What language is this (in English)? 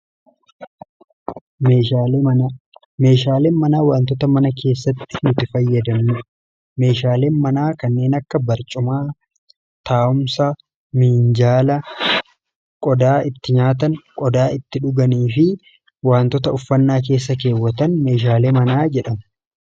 Oromo